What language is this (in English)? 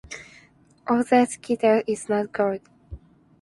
Japanese